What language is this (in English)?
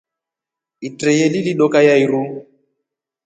Rombo